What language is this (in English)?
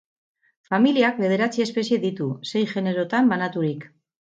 Basque